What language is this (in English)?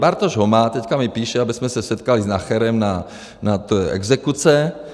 Czech